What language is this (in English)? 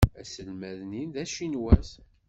Kabyle